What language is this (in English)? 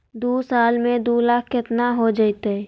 Magahi